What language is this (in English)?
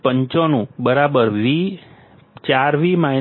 Gujarati